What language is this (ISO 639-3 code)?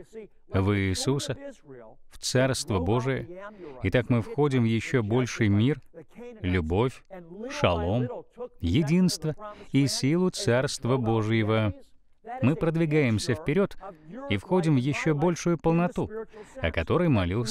rus